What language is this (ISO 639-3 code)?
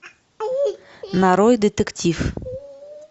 rus